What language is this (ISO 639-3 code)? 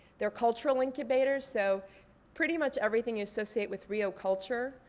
eng